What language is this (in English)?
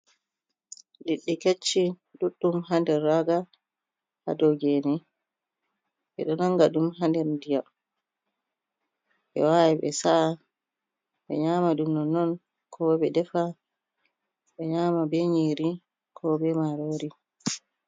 Fula